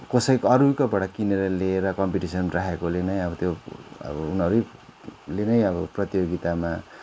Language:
Nepali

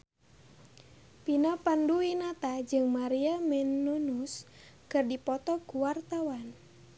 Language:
Sundanese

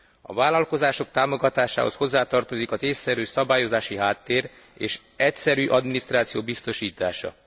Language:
Hungarian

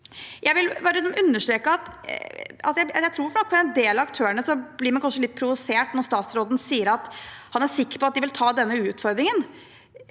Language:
Norwegian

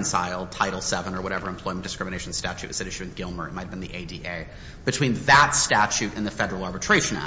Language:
English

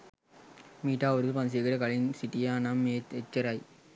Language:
Sinhala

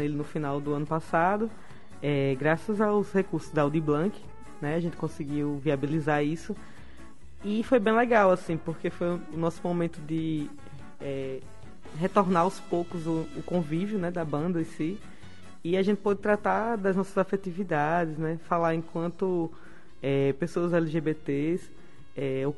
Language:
Portuguese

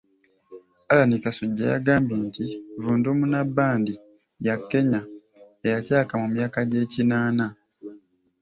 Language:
Ganda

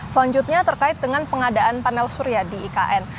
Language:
Indonesian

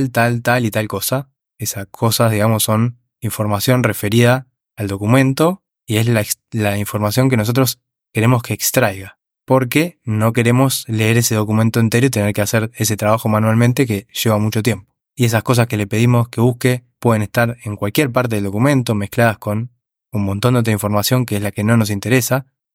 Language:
Spanish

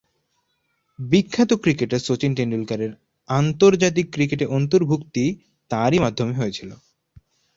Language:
Bangla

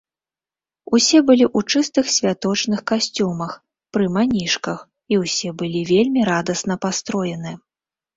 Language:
Belarusian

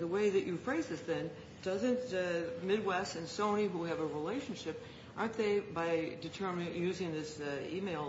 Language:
English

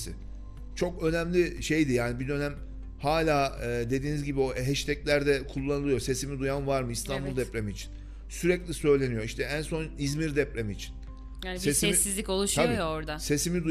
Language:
Turkish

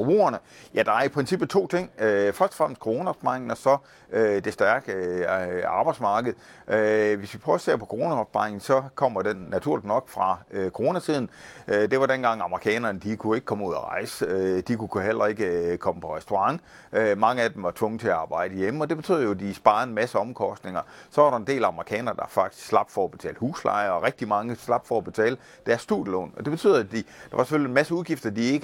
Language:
Danish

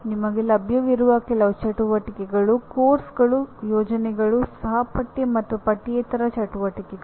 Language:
Kannada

